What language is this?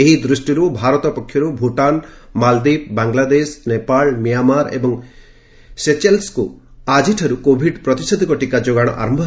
Odia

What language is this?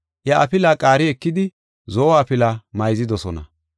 Gofa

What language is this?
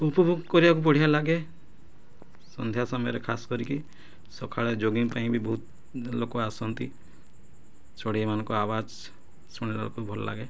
Odia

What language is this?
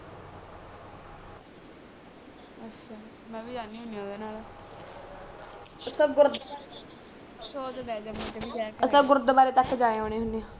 Punjabi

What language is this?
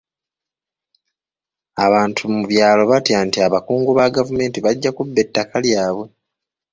Ganda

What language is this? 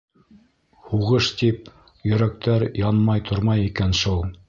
Bashkir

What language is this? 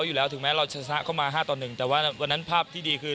Thai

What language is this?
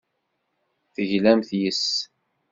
Kabyle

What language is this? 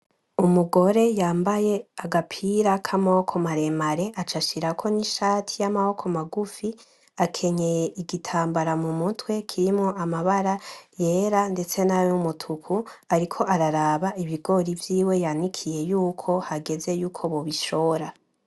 Rundi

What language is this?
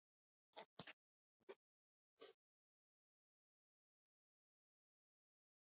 Basque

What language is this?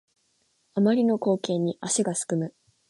Japanese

